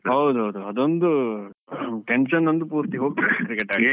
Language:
Kannada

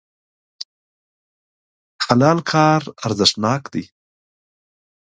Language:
Pashto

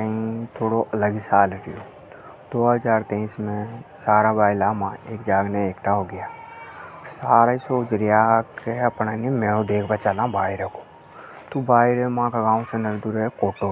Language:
Hadothi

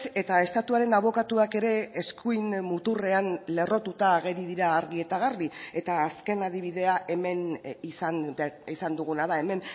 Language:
Basque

